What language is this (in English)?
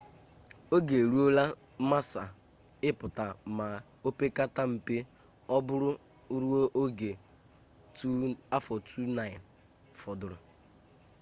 Igbo